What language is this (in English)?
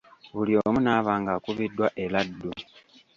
Ganda